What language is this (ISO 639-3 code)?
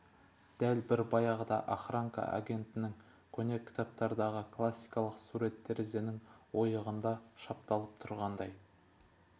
kaz